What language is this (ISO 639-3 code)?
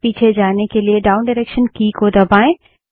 hin